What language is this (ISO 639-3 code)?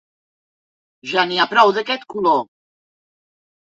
cat